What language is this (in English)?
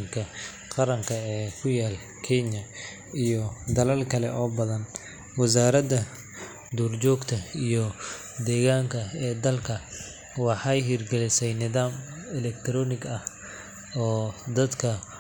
Somali